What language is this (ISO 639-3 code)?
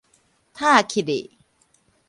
nan